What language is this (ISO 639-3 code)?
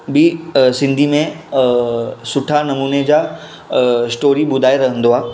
snd